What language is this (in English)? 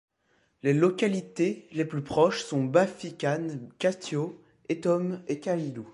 French